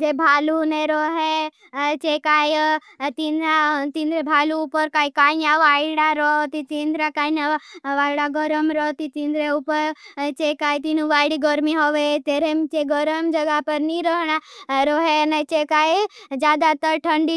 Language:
Bhili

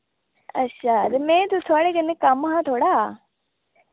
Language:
Dogri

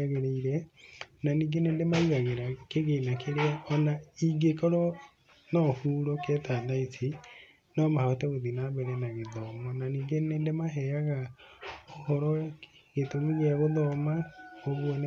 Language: Kikuyu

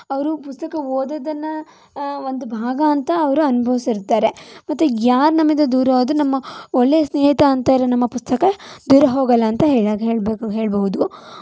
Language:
Kannada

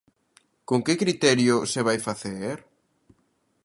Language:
Galician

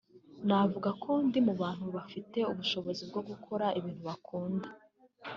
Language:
Kinyarwanda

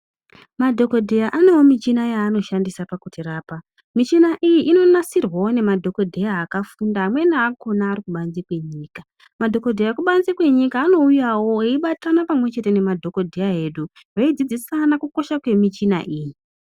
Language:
Ndau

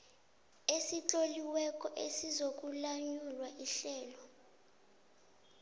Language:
South Ndebele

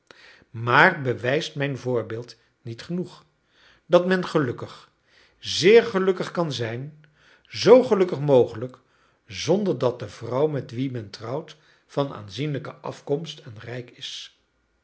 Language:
Dutch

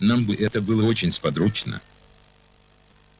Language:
Russian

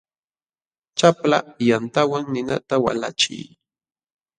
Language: Jauja Wanca Quechua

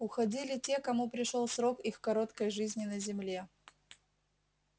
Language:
Russian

